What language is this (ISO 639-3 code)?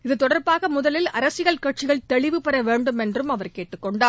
tam